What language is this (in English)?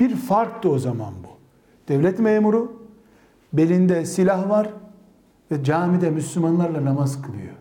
Turkish